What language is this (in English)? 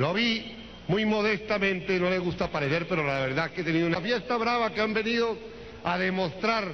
Spanish